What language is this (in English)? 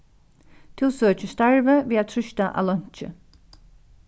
Faroese